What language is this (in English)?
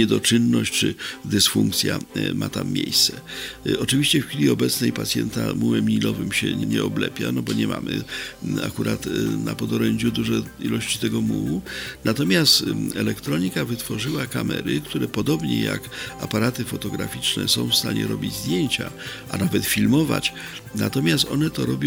Polish